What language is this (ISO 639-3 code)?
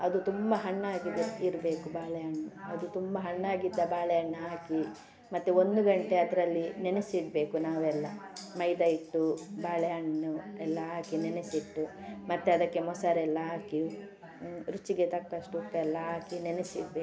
kan